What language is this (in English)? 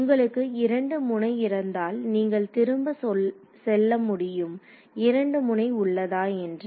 Tamil